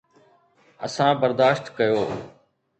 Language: Sindhi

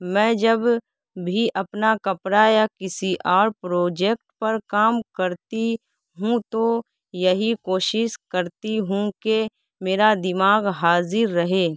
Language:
Urdu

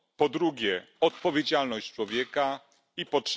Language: Polish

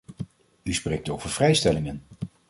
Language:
Dutch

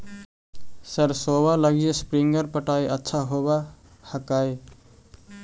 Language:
Magahi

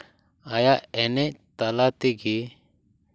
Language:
Santali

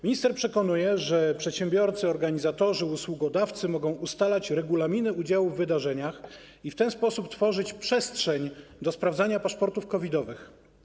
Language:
Polish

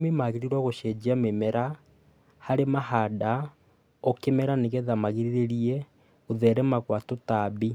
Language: Kikuyu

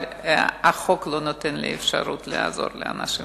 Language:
Hebrew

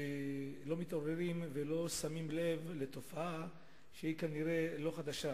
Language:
Hebrew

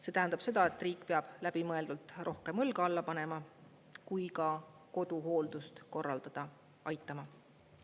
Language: Estonian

